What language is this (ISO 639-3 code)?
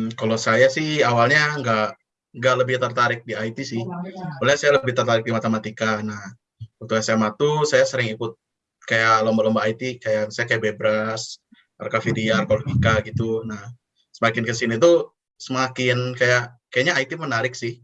ind